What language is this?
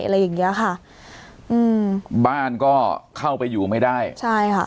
Thai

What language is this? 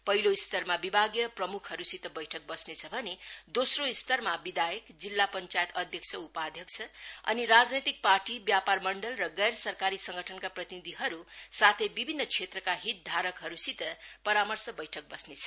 Nepali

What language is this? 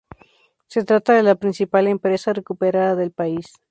Spanish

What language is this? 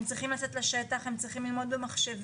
Hebrew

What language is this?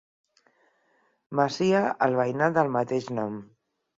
Catalan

